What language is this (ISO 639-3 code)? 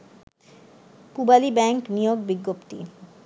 ben